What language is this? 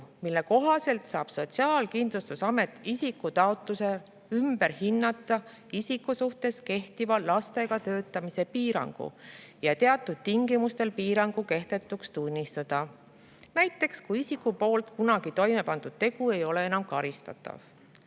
Estonian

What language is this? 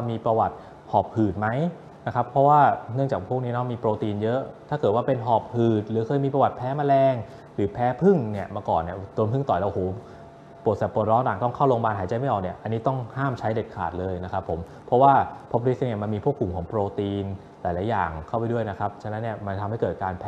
Thai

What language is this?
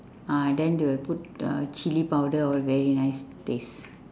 English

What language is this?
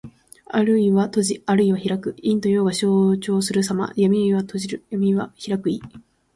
Japanese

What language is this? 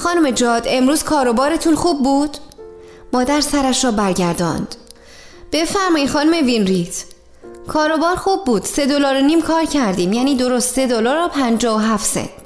Persian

